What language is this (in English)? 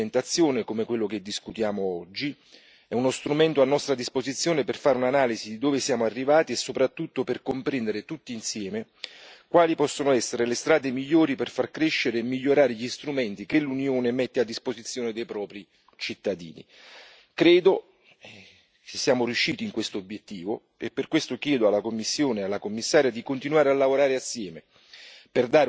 Italian